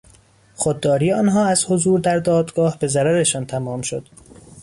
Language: Persian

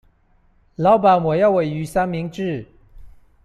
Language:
Chinese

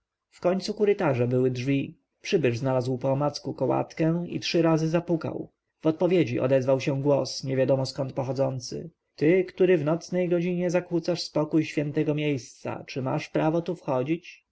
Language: Polish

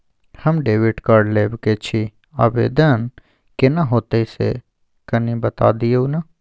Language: Maithili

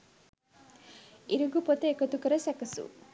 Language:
Sinhala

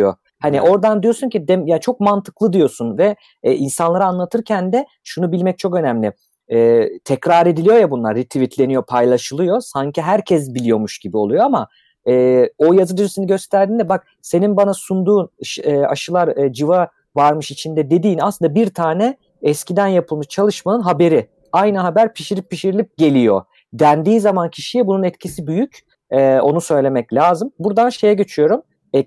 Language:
Turkish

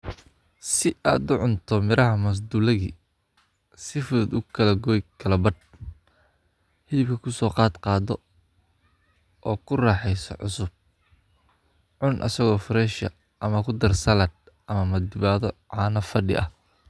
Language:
Somali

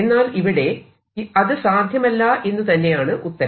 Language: Malayalam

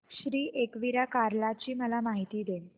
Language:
Marathi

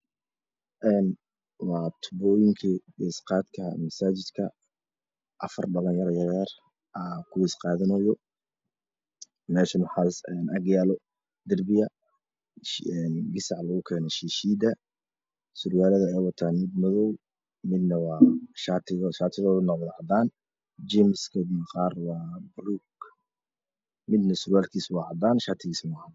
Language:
Somali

